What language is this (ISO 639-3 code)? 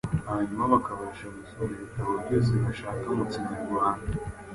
kin